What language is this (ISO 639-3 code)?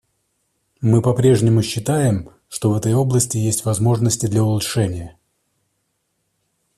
rus